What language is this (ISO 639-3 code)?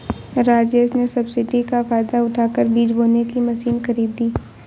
hin